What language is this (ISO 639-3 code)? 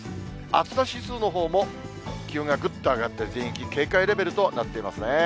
jpn